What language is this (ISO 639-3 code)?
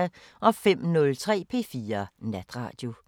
dan